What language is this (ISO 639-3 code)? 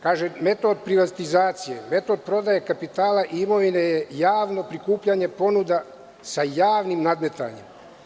srp